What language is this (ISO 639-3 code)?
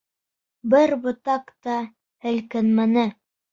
bak